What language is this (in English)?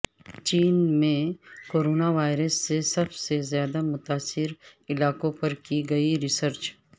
Urdu